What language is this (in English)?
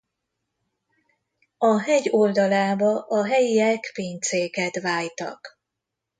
Hungarian